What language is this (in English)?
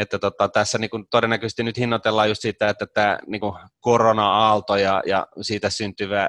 Finnish